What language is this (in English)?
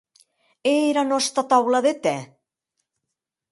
Occitan